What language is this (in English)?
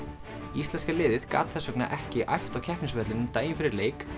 Icelandic